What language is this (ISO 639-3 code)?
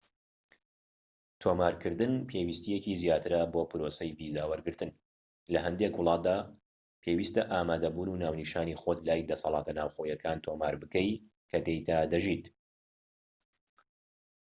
ckb